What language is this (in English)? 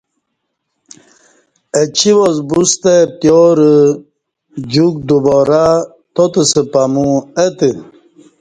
Kati